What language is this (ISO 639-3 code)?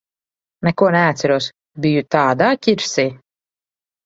lav